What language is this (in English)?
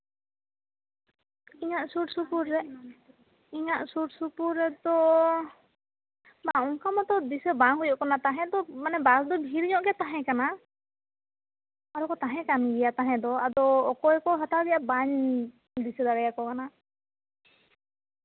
Santali